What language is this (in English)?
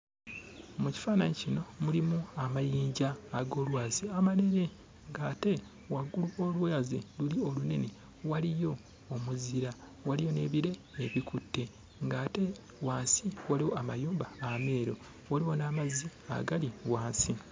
Ganda